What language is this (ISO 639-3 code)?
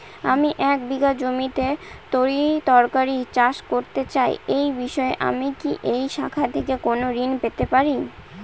ben